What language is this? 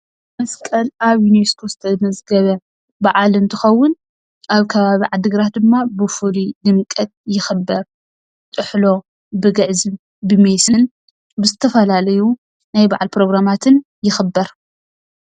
Tigrinya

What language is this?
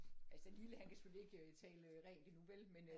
Danish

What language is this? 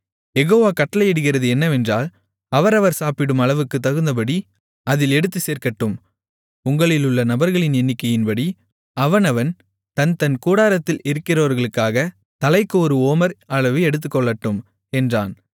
Tamil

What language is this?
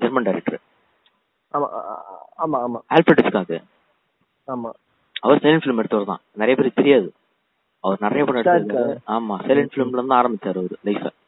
Tamil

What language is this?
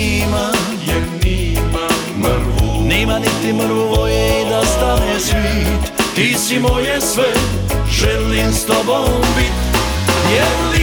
Croatian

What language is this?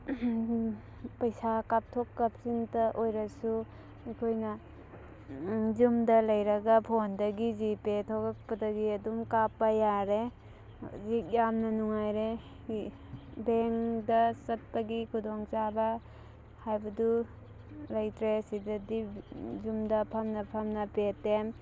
Manipuri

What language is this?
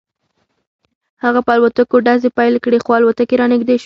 Pashto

